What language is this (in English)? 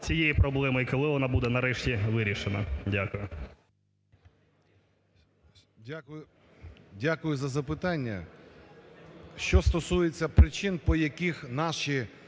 Ukrainian